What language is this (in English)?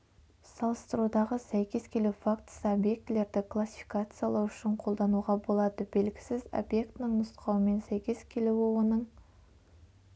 Kazakh